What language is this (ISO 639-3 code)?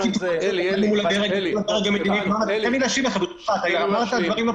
heb